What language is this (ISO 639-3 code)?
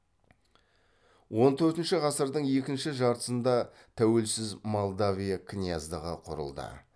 kaz